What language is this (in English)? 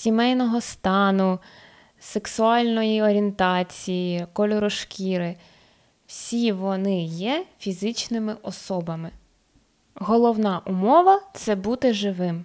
Ukrainian